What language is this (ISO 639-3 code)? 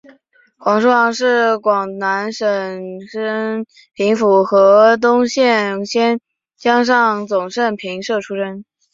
zho